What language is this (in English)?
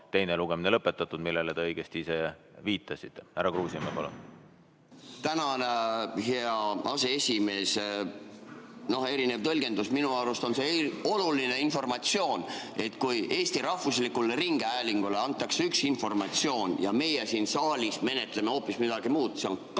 Estonian